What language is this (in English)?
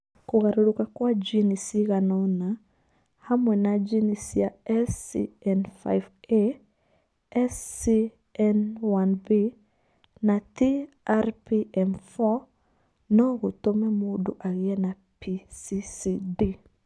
Kikuyu